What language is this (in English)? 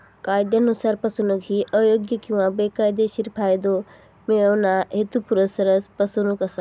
Marathi